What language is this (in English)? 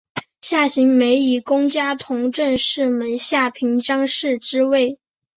Chinese